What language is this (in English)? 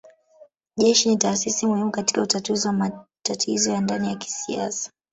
Swahili